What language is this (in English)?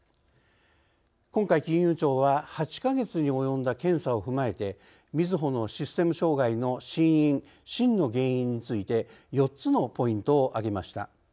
Japanese